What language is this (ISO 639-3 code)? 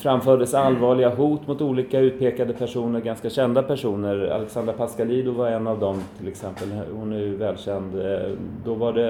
swe